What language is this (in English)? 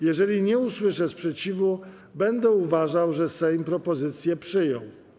Polish